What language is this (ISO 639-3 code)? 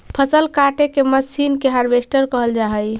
mag